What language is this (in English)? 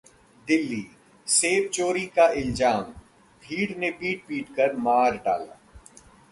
Hindi